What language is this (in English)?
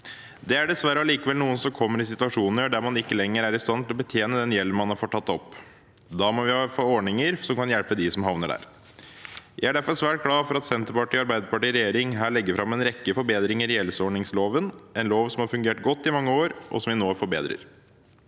Norwegian